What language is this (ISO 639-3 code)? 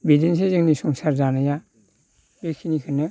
brx